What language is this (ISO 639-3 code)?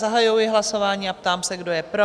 ces